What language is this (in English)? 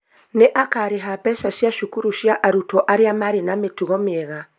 Kikuyu